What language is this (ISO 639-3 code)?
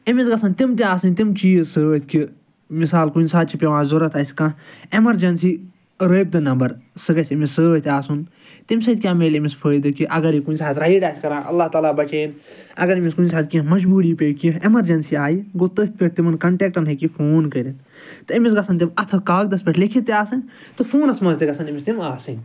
kas